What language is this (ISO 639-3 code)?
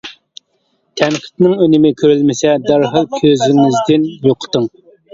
uig